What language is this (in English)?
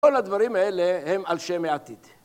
Hebrew